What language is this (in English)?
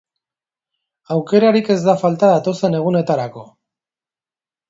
Basque